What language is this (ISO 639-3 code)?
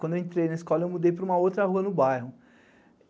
por